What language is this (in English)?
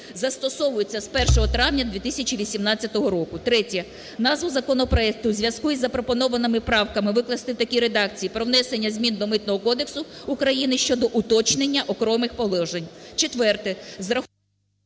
Ukrainian